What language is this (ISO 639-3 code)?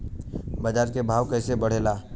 bho